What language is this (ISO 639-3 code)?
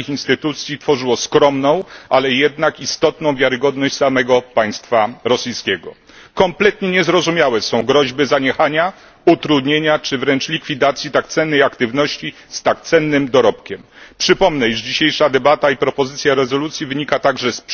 pol